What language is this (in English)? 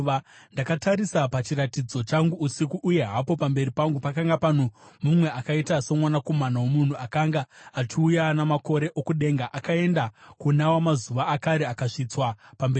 Shona